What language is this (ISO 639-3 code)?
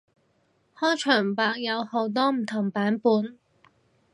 yue